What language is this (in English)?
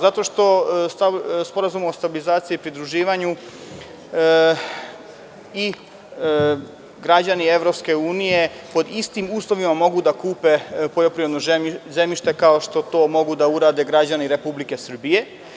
Serbian